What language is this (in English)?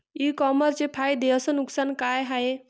Marathi